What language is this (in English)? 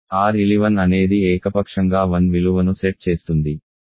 Telugu